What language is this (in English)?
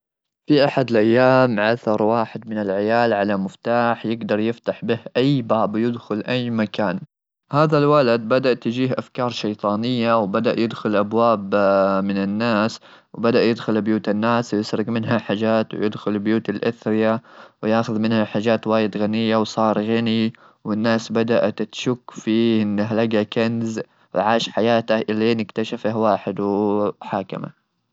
Gulf Arabic